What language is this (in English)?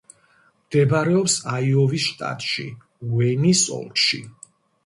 Georgian